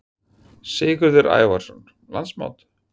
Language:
Icelandic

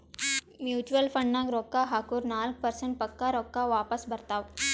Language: Kannada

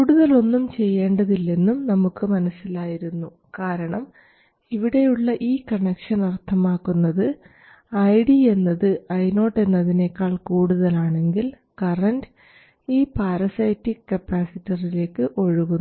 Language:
Malayalam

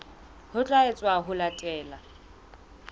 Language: Southern Sotho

